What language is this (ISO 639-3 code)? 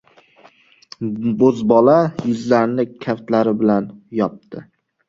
uzb